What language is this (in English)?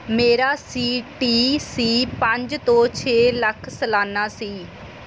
Punjabi